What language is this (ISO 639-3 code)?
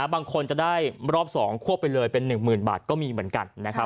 tha